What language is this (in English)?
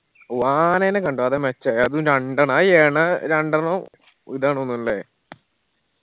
Malayalam